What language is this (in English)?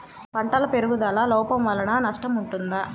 Telugu